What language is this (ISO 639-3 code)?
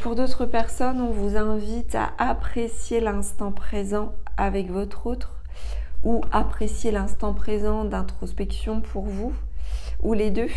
fra